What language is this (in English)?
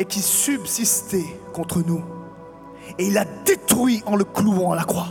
French